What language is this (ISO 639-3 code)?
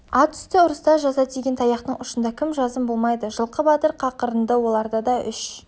kaz